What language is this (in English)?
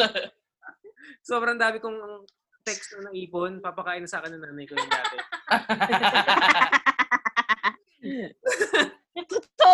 Filipino